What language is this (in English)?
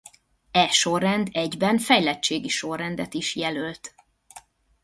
Hungarian